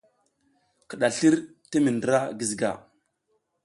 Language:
South Giziga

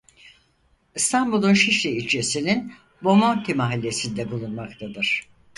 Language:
Turkish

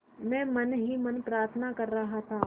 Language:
Hindi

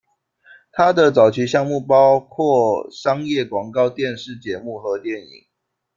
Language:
Chinese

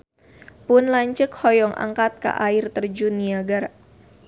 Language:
Sundanese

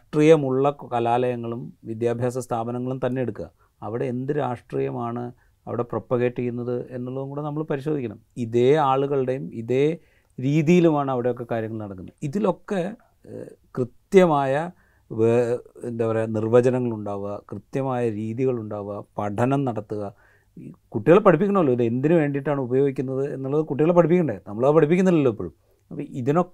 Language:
Malayalam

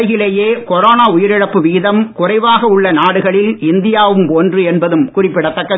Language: Tamil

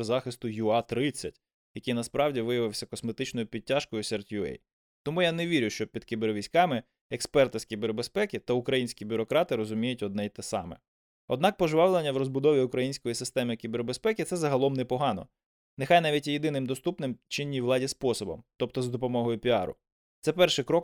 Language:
Ukrainian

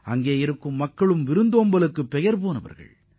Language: Tamil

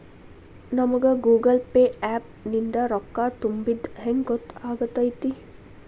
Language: Kannada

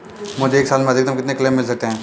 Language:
Hindi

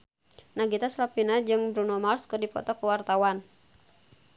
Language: Sundanese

